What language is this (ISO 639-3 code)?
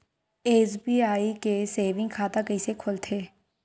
hne